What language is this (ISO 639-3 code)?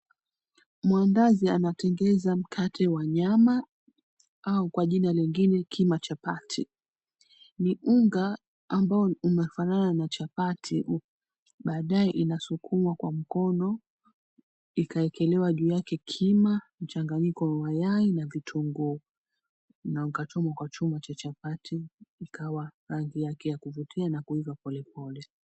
swa